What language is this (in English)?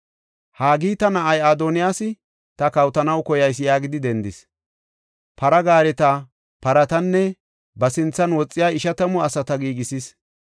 Gofa